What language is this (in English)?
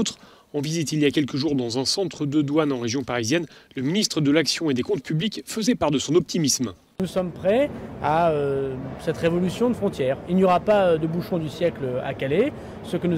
French